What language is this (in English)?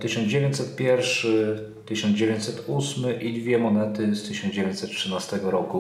Polish